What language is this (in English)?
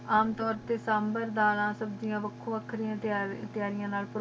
Punjabi